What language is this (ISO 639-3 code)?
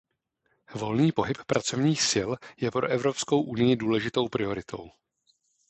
ces